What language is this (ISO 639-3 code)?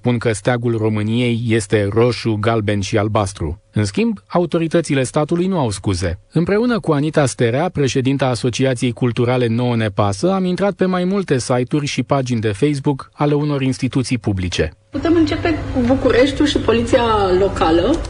ron